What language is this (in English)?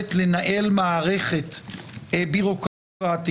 Hebrew